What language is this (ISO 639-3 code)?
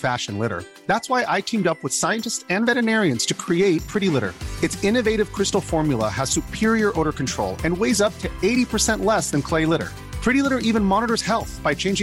swe